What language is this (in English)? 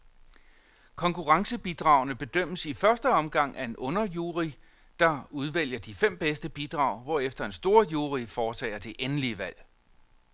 Danish